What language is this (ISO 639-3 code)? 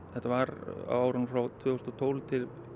isl